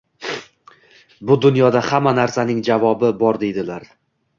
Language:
Uzbek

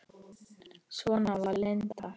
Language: Icelandic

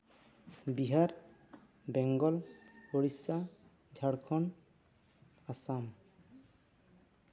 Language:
Santali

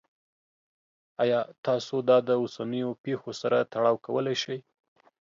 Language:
Pashto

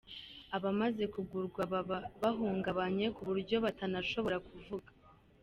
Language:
Kinyarwanda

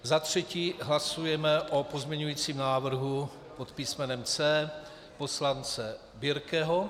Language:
Czech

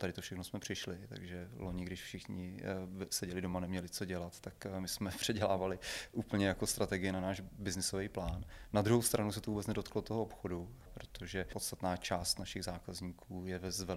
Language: Czech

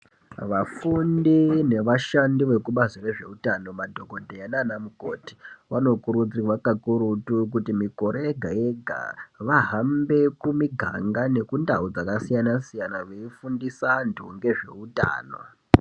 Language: Ndau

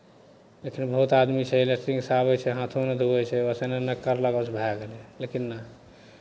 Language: Maithili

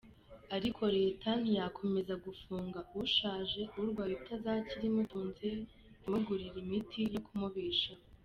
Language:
Kinyarwanda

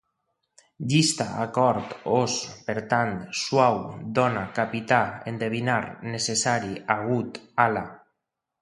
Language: Catalan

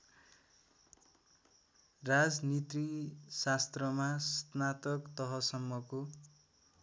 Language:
Nepali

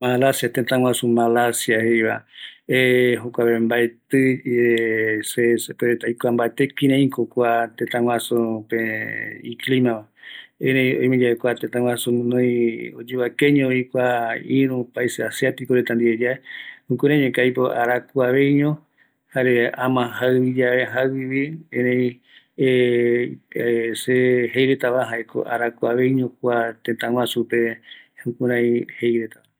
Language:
Eastern Bolivian Guaraní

